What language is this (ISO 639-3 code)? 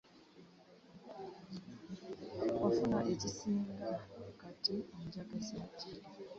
lug